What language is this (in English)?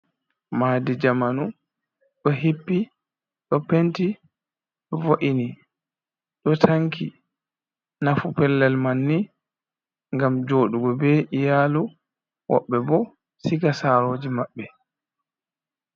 Fula